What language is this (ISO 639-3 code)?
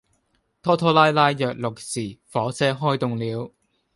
yue